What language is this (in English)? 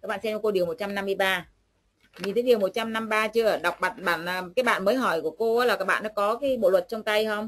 Vietnamese